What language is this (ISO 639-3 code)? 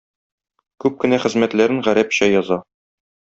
tat